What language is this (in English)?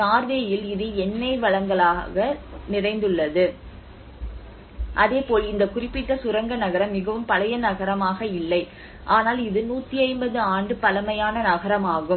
Tamil